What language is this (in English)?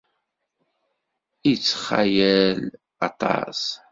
Kabyle